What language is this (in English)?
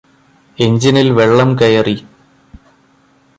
Malayalam